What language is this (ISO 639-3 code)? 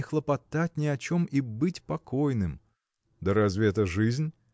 rus